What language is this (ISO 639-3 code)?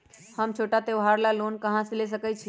mag